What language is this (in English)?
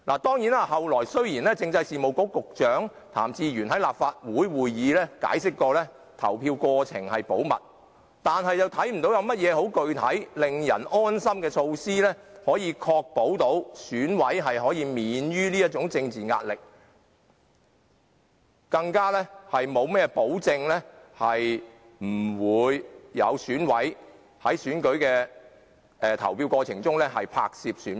Cantonese